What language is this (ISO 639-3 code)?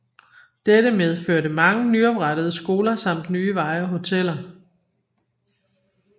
dan